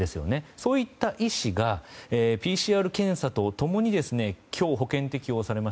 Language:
Japanese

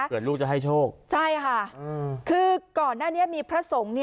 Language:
Thai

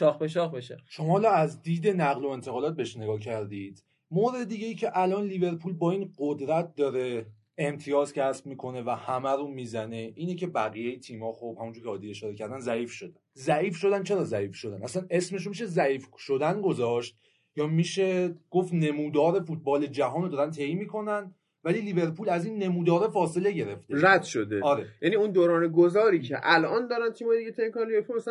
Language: Persian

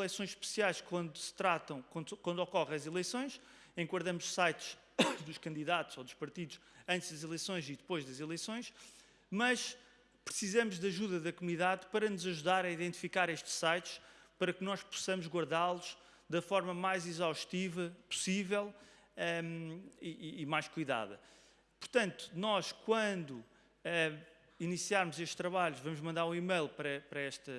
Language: Portuguese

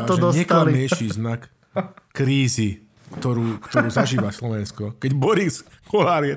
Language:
Slovak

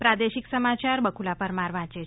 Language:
Gujarati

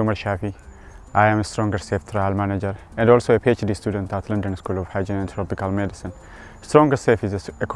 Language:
English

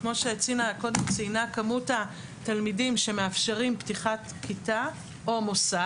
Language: Hebrew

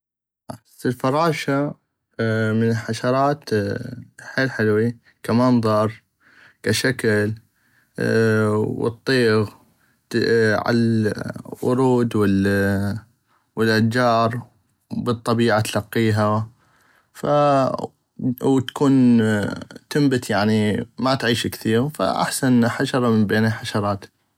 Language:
North Mesopotamian Arabic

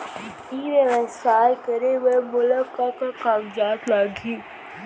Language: Chhattisgarhi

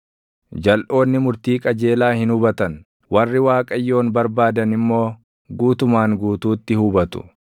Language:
Oromo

